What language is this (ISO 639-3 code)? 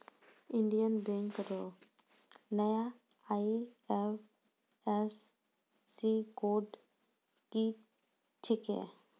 mai